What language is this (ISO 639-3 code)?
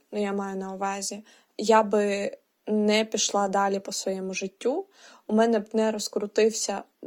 ukr